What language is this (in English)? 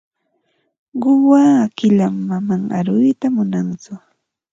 Ambo-Pasco Quechua